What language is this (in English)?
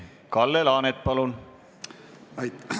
Estonian